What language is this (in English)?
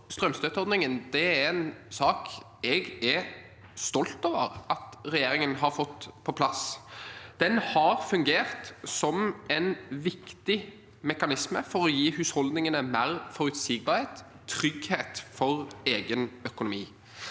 Norwegian